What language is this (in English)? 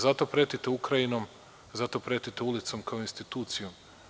Serbian